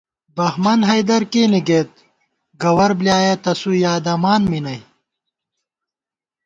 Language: Gawar-Bati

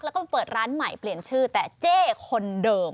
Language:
Thai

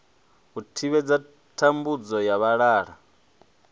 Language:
Venda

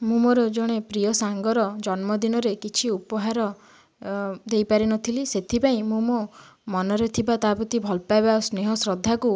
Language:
Odia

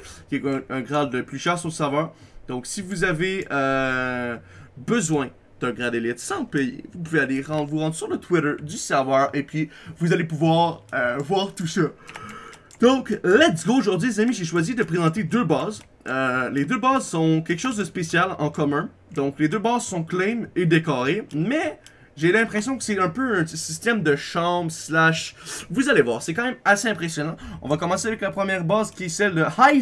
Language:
French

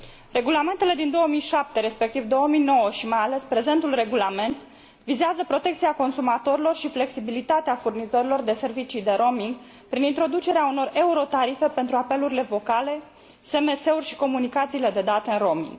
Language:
Romanian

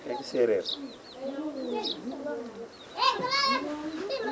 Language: Wolof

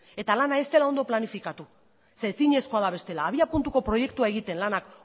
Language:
Basque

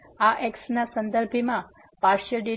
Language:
Gujarati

